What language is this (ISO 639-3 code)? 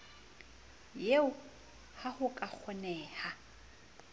sot